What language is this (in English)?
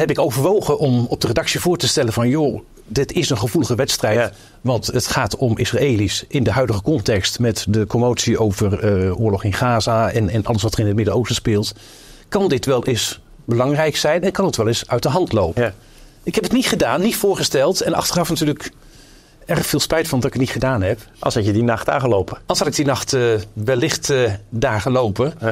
Dutch